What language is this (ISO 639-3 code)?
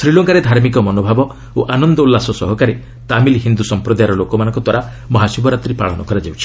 ori